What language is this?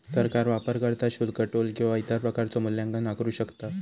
Marathi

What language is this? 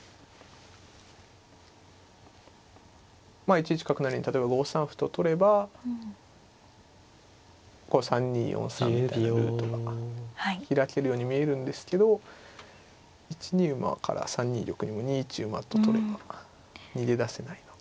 Japanese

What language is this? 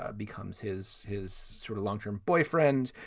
English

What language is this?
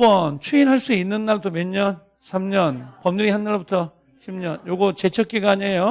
Korean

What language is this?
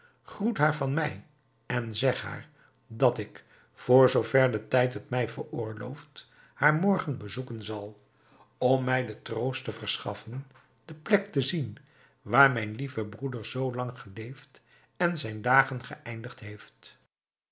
Dutch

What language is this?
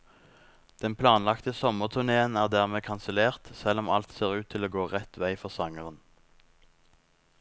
Norwegian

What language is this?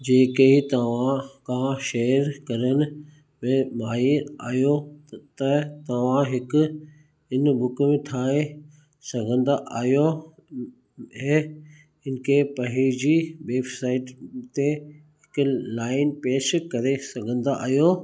Sindhi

